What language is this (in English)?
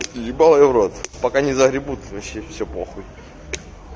Russian